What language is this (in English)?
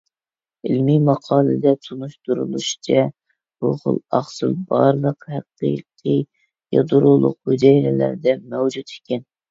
Uyghur